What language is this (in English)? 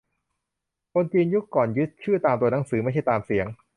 Thai